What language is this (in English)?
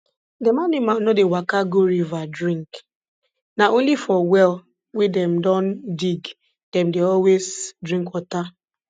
Nigerian Pidgin